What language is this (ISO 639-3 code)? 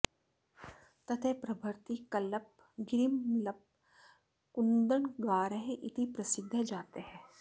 san